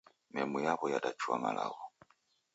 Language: Taita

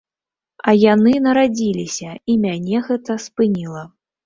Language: Belarusian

